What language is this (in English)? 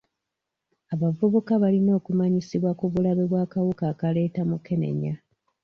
Ganda